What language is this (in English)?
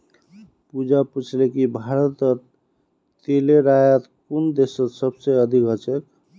Magahi